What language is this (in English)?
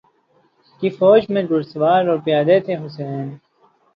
Urdu